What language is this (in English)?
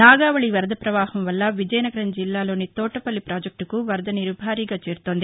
Telugu